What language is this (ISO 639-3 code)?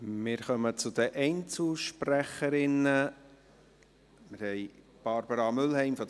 gsw